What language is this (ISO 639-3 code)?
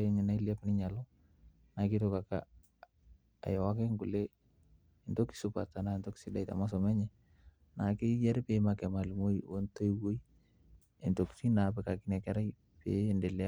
mas